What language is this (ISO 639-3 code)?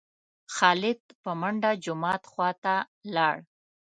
pus